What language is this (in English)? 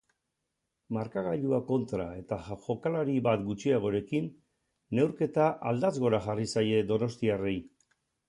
Basque